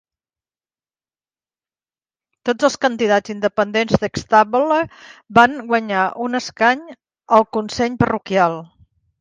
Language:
Catalan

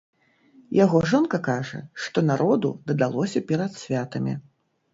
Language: Belarusian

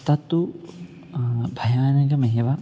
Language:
Sanskrit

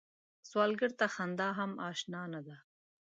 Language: Pashto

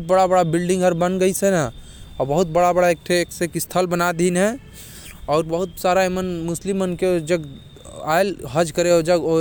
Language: Korwa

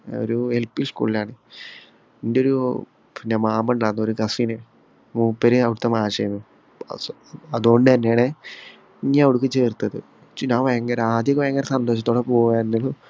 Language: Malayalam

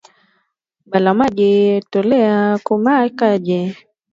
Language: Swahili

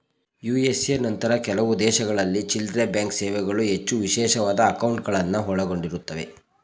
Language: Kannada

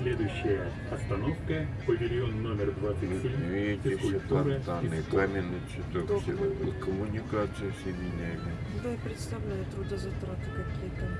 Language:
Russian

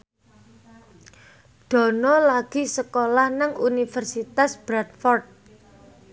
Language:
Javanese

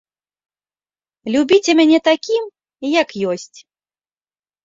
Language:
Belarusian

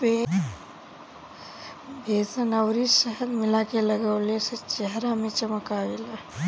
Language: Bhojpuri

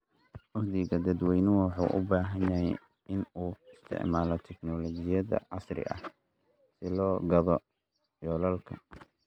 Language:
Somali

